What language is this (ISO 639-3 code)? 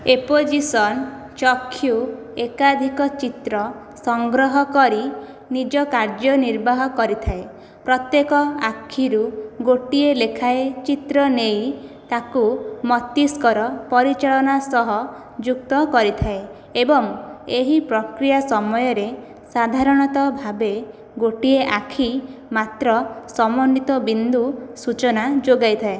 ori